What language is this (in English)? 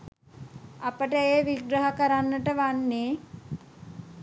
Sinhala